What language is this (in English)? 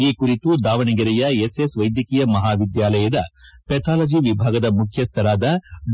Kannada